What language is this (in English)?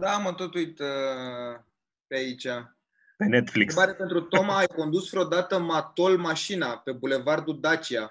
Romanian